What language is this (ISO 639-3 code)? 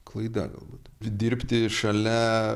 lit